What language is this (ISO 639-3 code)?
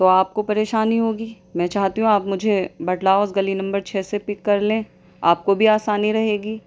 urd